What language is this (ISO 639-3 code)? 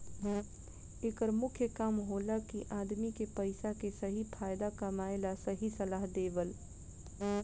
bho